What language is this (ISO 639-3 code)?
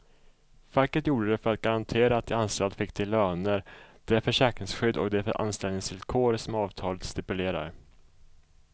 swe